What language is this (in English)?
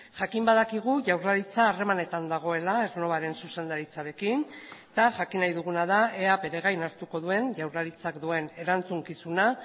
Basque